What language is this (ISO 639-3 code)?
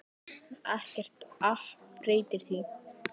isl